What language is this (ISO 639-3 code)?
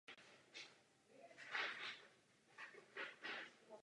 ces